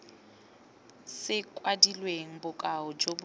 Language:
Tswana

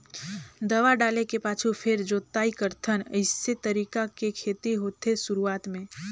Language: Chhattisgarhi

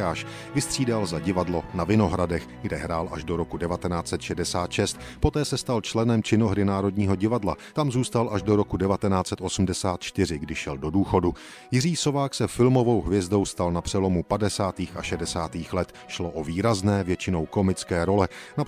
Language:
Czech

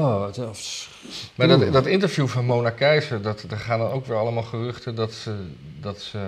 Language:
Dutch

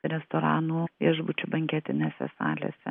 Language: Lithuanian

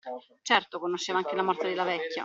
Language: Italian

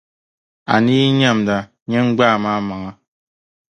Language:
Dagbani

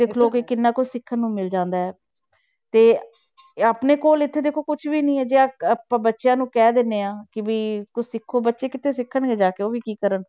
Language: Punjabi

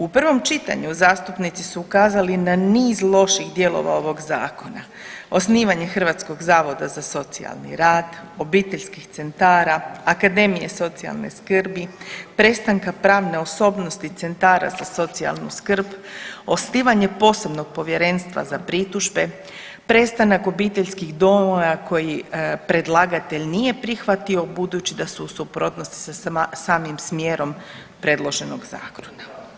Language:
Croatian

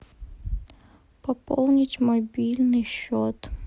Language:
Russian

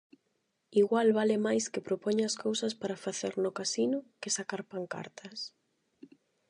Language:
Galician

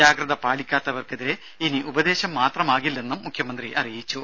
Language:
Malayalam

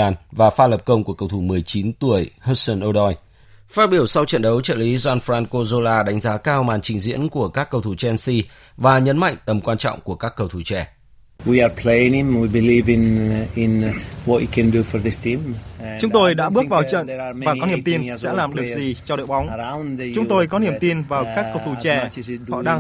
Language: Vietnamese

